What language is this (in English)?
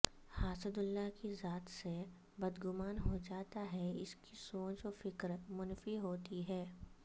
Urdu